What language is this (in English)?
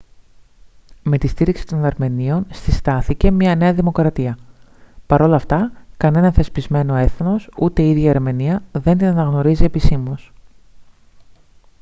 Greek